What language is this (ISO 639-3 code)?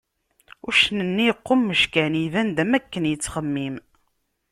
kab